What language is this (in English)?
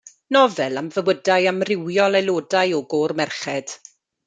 Welsh